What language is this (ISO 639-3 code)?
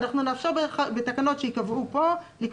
heb